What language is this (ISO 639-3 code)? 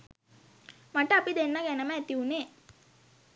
sin